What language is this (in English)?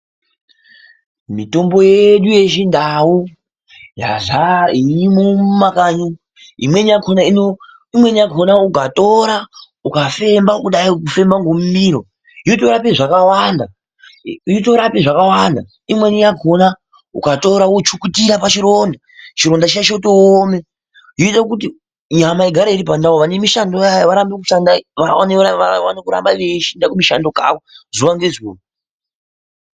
Ndau